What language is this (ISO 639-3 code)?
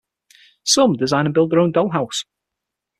eng